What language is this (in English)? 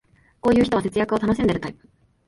Japanese